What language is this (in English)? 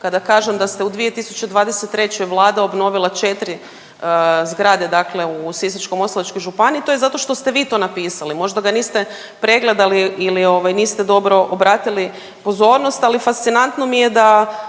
Croatian